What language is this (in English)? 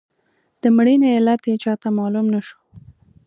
Pashto